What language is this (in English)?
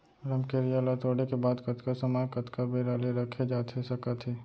Chhattisgarhi